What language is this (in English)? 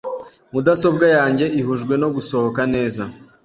Kinyarwanda